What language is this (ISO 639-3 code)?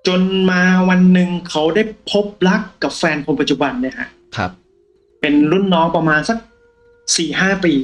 tha